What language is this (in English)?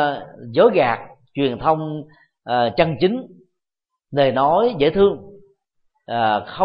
Vietnamese